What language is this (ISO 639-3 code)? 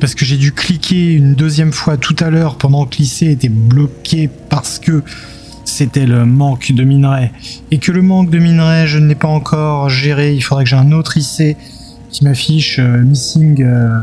fra